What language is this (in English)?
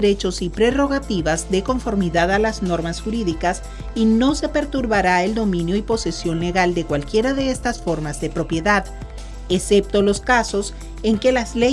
Spanish